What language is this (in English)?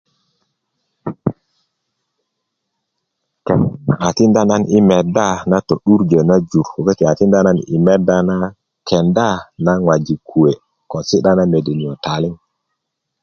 Kuku